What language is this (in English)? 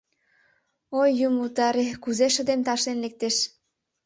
Mari